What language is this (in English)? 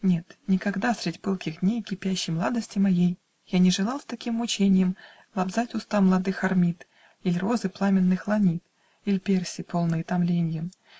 Russian